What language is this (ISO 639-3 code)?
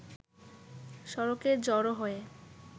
ben